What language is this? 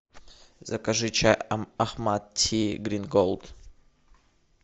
Russian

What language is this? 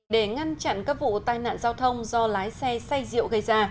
Vietnamese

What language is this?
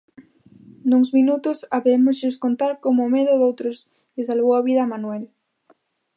Galician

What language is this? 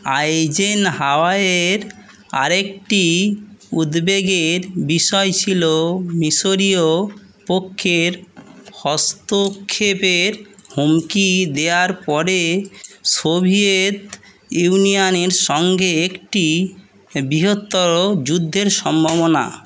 Bangla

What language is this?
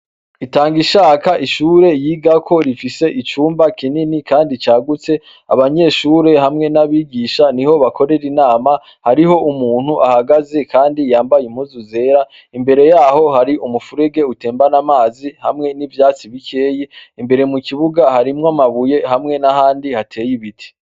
Rundi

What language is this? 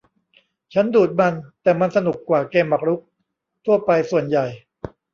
Thai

